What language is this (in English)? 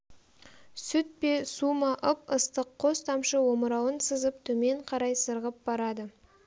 Kazakh